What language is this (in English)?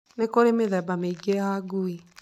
Kikuyu